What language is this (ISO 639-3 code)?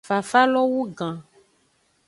ajg